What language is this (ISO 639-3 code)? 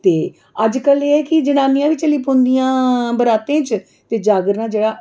doi